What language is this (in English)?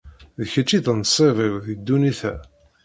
Kabyle